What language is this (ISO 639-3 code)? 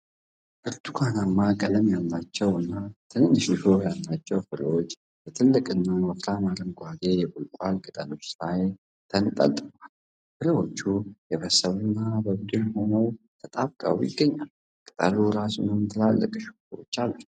amh